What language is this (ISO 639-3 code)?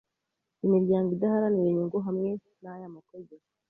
kin